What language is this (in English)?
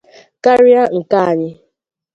Igbo